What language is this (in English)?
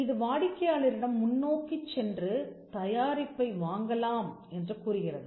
Tamil